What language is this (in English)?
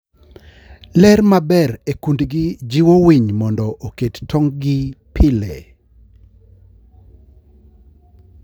Luo (Kenya and Tanzania)